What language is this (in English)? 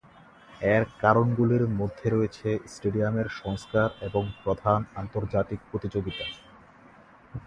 Bangla